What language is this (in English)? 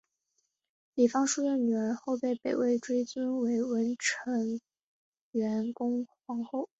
Chinese